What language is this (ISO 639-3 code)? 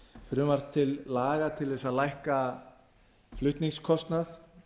isl